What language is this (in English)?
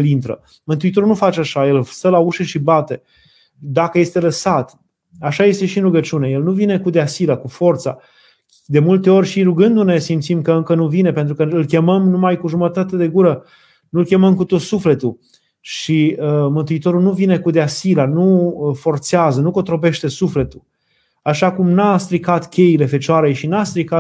Romanian